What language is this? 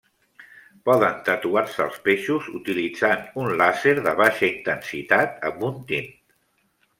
Catalan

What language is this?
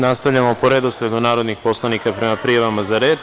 Serbian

